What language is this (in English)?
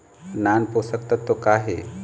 Chhattisgarhi